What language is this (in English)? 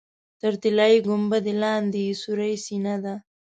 Pashto